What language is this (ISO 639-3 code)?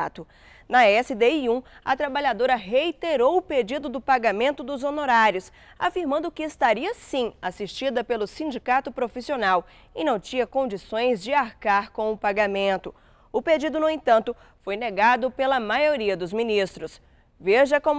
por